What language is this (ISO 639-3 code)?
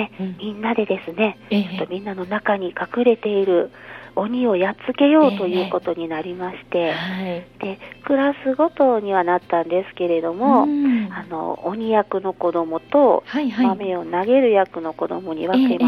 jpn